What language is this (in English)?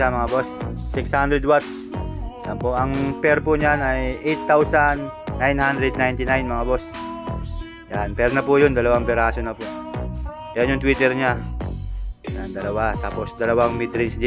Filipino